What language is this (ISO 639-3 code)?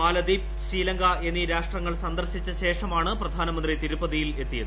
mal